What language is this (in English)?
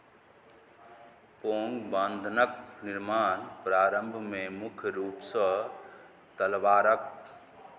Maithili